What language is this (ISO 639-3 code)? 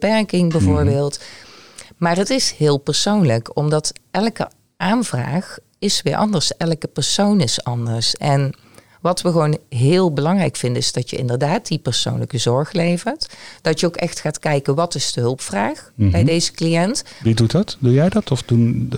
nld